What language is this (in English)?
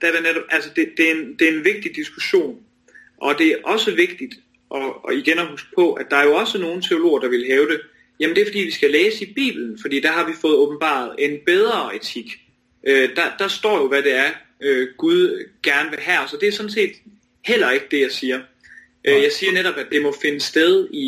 Danish